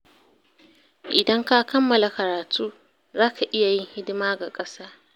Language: Hausa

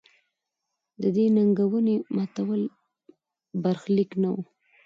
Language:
Pashto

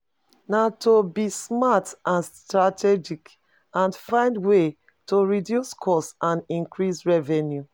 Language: Nigerian Pidgin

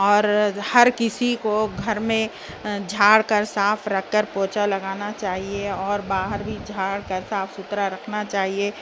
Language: Urdu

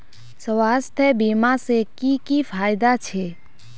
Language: Magahi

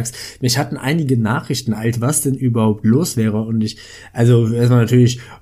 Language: German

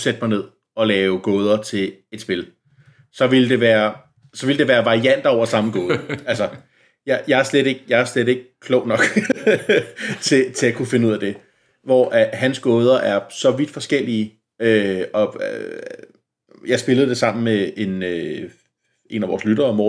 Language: Danish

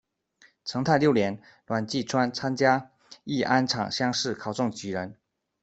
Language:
Chinese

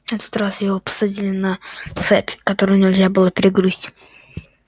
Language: Russian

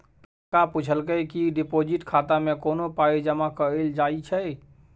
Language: Maithili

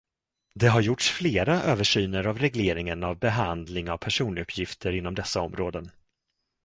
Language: Swedish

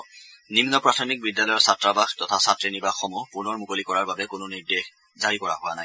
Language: Assamese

